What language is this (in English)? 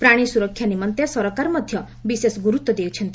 Odia